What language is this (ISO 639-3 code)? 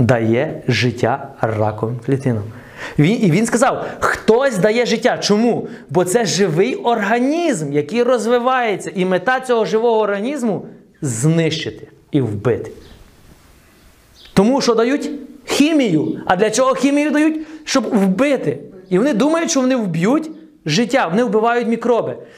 ukr